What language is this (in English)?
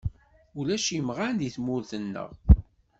Kabyle